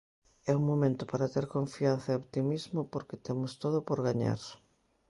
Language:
Galician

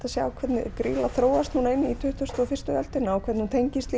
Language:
Icelandic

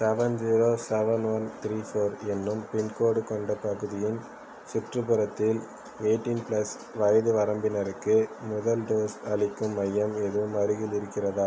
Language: Tamil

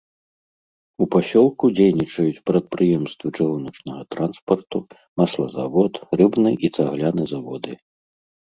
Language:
Belarusian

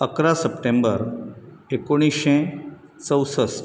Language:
Konkani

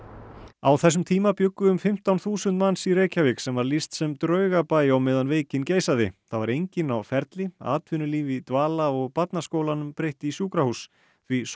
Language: Icelandic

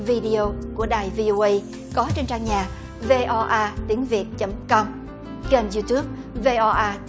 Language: Vietnamese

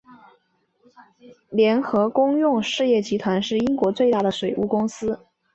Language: Chinese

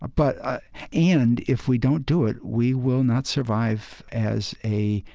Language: English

